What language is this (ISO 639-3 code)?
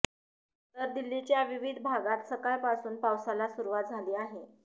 mar